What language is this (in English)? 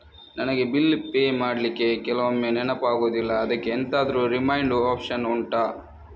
Kannada